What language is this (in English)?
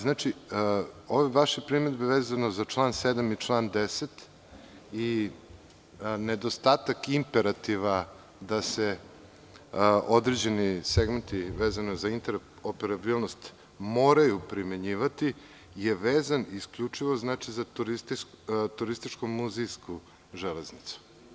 Serbian